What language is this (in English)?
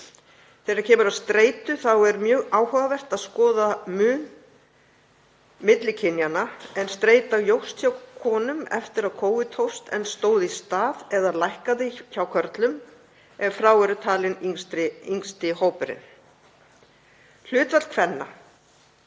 Icelandic